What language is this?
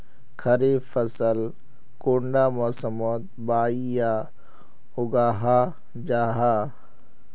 Magahi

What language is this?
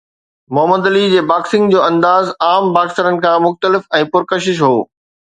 Sindhi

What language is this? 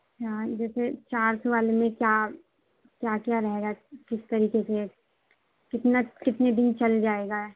Urdu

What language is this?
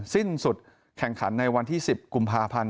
Thai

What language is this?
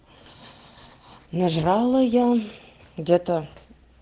Russian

